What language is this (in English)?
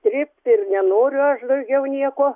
Lithuanian